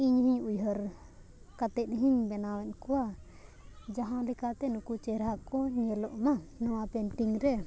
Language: Santali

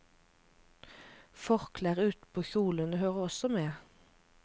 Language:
Norwegian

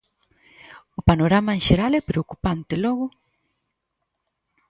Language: Galician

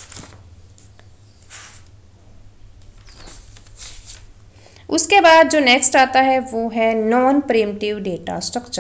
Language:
Hindi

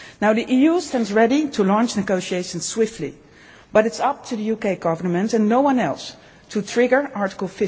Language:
English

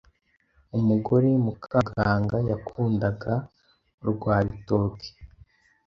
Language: Kinyarwanda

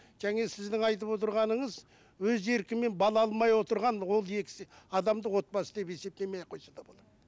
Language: Kazakh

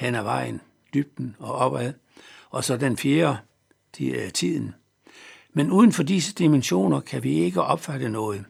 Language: Danish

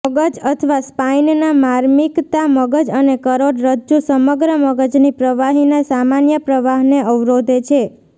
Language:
Gujarati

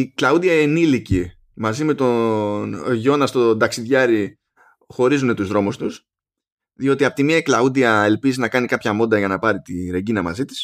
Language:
Greek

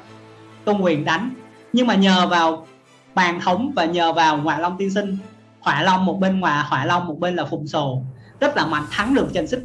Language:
Vietnamese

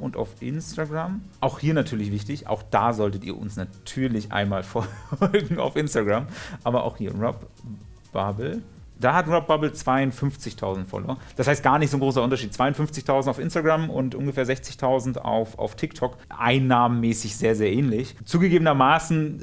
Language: German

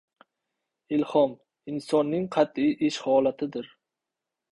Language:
Uzbek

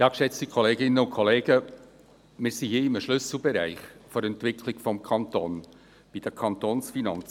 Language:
Swiss German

